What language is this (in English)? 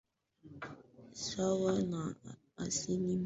Swahili